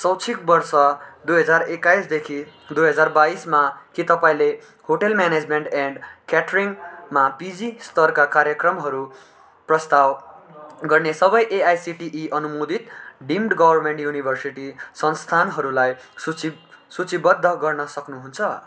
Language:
Nepali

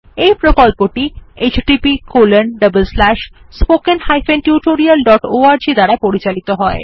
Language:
Bangla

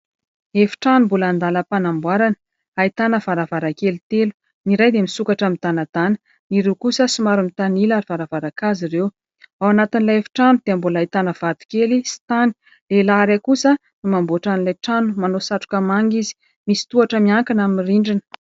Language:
Malagasy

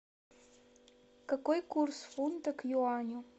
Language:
Russian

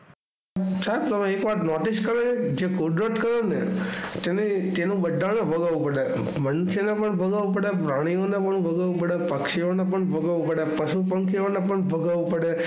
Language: Gujarati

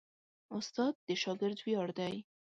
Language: Pashto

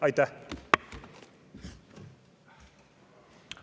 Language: Estonian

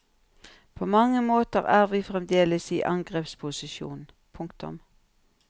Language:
Norwegian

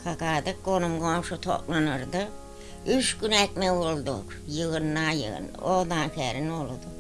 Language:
Turkish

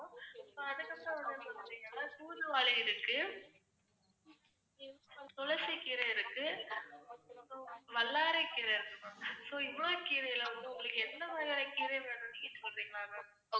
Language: Tamil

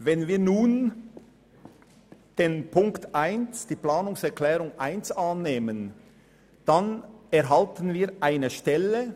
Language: Swiss German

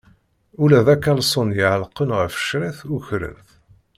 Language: Kabyle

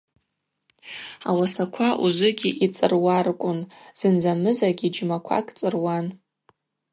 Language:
Abaza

